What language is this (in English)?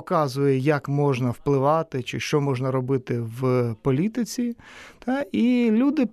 Ukrainian